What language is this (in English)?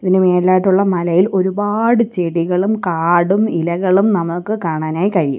Malayalam